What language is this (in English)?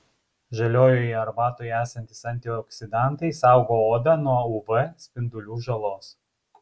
Lithuanian